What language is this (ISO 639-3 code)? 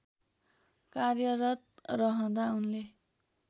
nep